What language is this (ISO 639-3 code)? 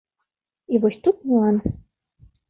bel